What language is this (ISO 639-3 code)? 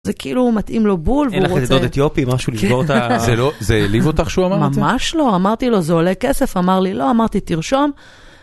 heb